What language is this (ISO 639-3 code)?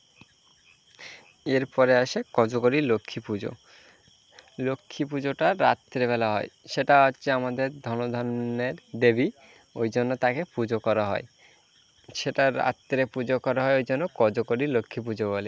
ben